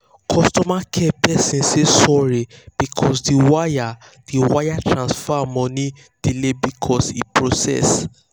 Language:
Nigerian Pidgin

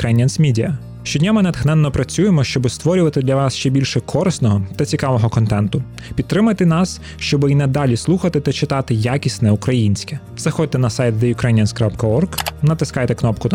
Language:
Ukrainian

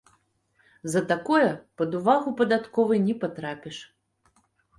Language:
Belarusian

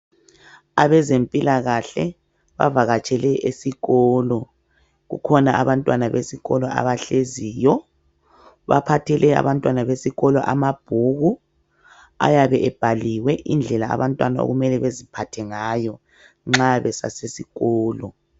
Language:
North Ndebele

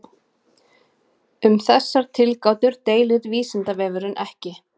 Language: Icelandic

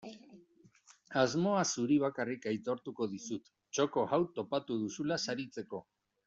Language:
Basque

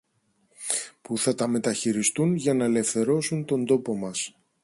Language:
Greek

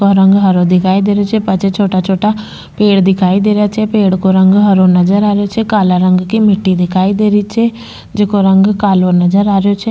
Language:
Rajasthani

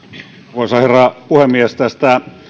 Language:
Finnish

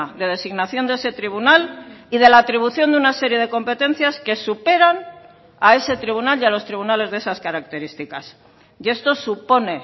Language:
Spanish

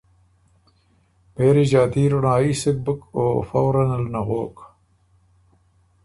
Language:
Ormuri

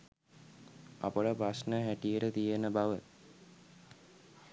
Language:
Sinhala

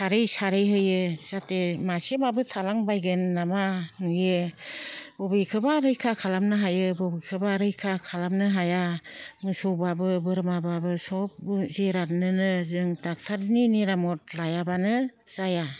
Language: Bodo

